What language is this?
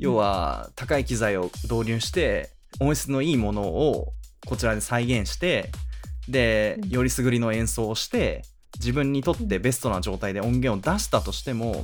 Japanese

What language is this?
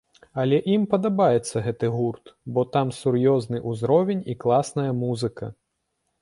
Belarusian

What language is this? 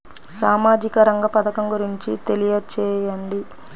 Telugu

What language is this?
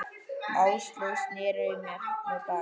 Icelandic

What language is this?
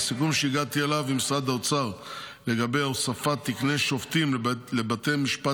Hebrew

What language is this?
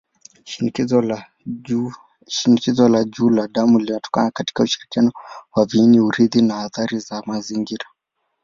Swahili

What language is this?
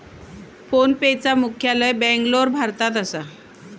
Marathi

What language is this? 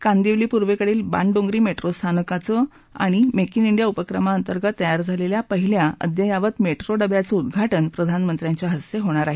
Marathi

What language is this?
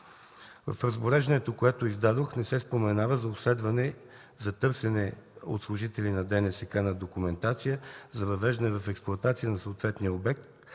Bulgarian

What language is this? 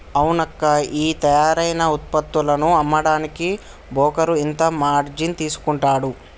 Telugu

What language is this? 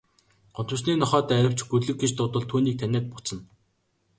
Mongolian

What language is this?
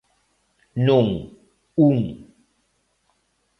Galician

